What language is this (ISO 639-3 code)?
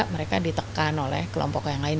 ind